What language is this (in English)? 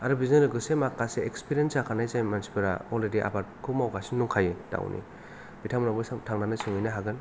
Bodo